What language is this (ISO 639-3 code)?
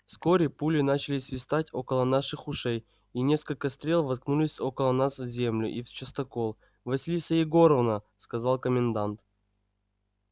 rus